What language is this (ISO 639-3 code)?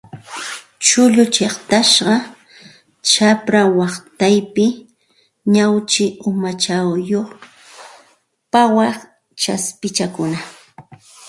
qxt